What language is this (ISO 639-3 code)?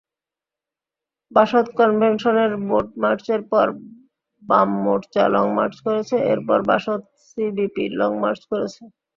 ben